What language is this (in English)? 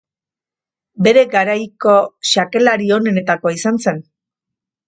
Basque